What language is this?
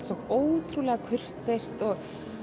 Icelandic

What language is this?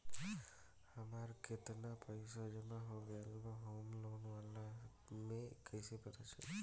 Bhojpuri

